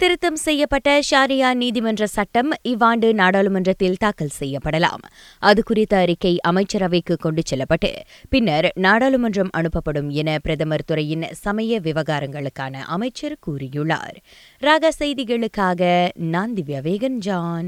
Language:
Tamil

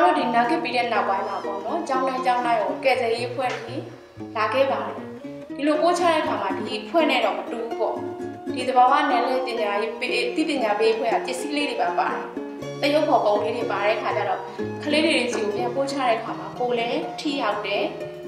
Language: Thai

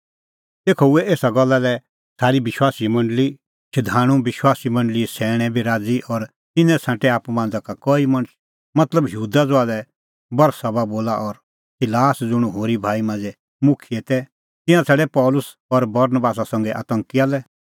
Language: Kullu Pahari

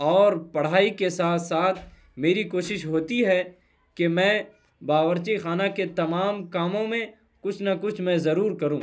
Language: Urdu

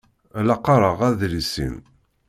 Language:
Kabyle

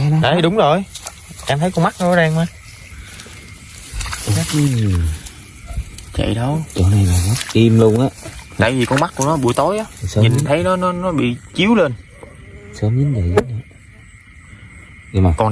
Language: Vietnamese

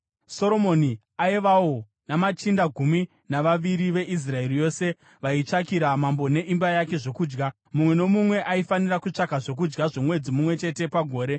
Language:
Shona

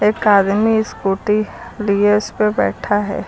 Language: Hindi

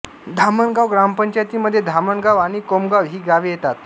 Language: Marathi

